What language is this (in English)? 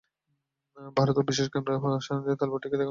Bangla